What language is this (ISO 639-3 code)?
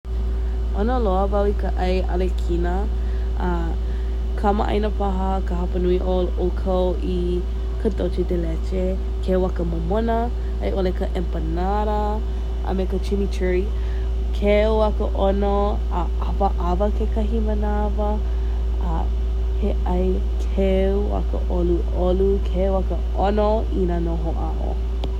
haw